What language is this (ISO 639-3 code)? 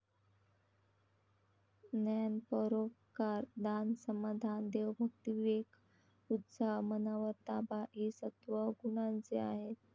mar